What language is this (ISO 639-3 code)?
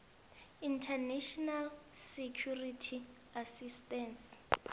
nbl